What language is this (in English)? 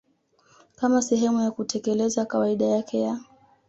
Swahili